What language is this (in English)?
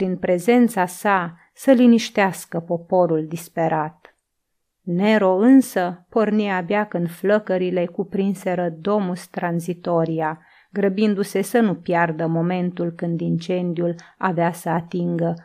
Romanian